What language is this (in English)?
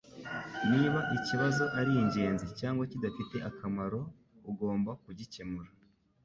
Kinyarwanda